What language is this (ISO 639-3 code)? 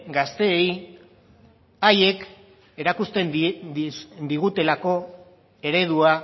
eus